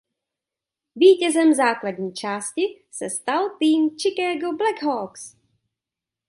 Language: Czech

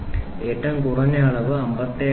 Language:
Malayalam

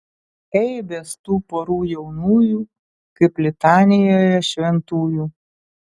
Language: Lithuanian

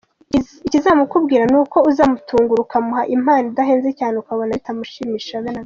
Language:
Kinyarwanda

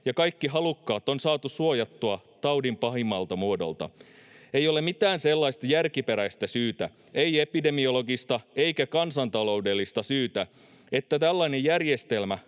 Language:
Finnish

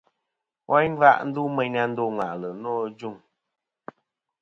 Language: Kom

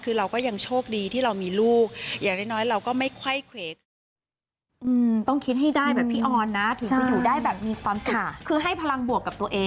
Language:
Thai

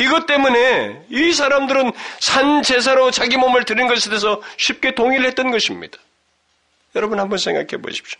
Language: Korean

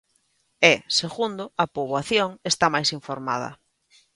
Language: Galician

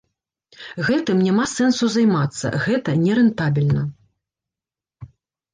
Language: Belarusian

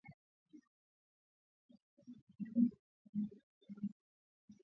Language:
Swahili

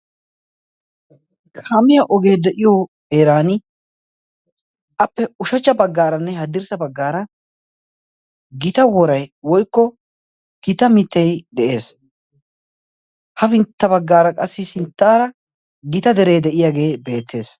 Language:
Wolaytta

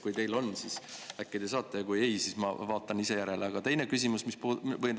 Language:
Estonian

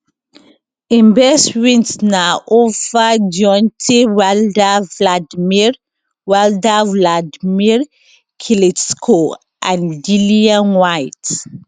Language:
Nigerian Pidgin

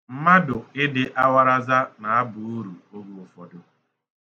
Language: Igbo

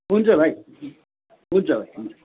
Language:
Nepali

